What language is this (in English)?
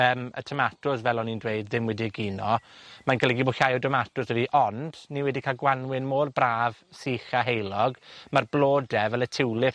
Welsh